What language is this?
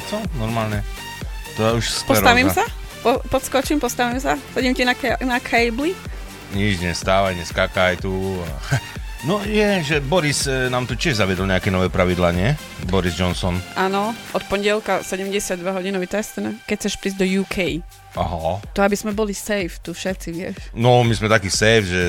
Slovak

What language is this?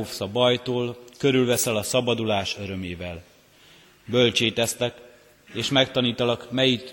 Hungarian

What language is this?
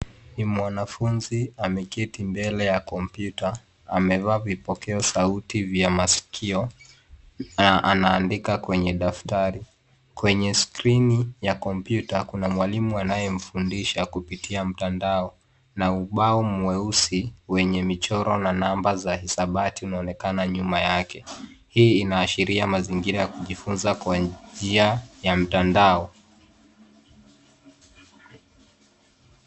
Swahili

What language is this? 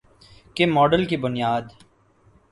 Urdu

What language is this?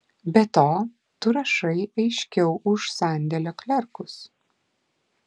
Lithuanian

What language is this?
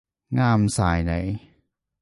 Cantonese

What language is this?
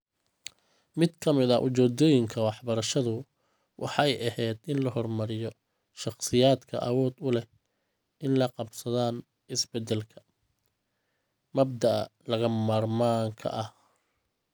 Somali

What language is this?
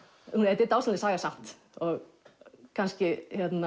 Icelandic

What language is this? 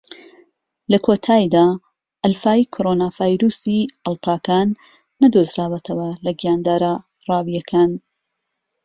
Central Kurdish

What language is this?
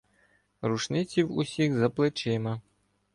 Ukrainian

